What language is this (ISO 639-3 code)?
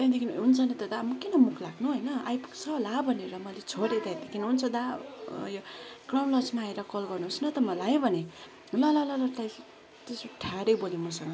nep